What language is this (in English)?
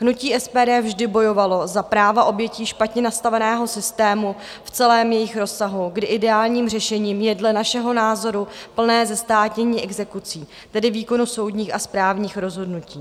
Czech